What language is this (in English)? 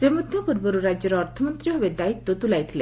Odia